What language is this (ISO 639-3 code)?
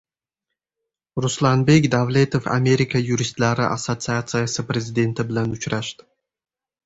uzb